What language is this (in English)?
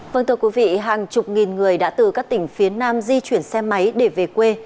Vietnamese